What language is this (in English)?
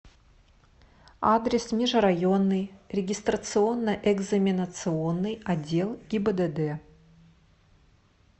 Russian